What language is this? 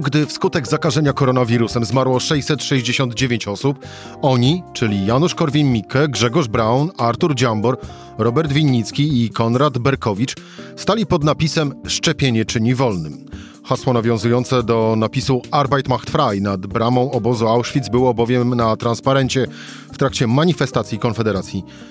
Polish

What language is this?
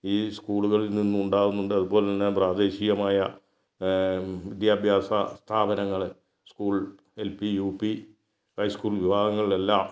Malayalam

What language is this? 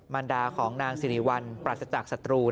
Thai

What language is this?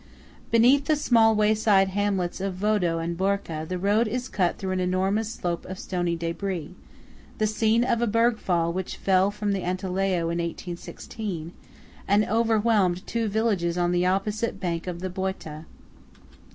English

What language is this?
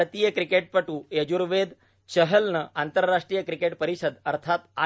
Marathi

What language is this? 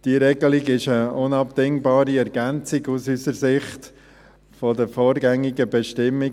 Swiss German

